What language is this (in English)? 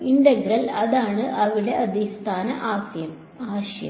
Malayalam